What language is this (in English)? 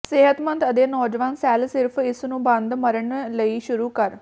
Punjabi